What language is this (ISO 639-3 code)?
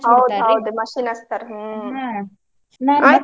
kan